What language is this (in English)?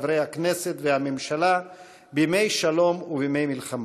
Hebrew